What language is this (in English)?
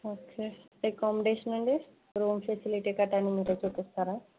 Telugu